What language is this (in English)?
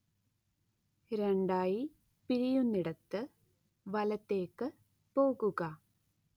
Malayalam